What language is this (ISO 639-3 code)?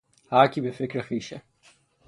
fas